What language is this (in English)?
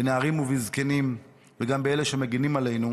Hebrew